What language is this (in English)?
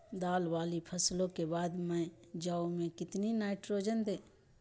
Magahi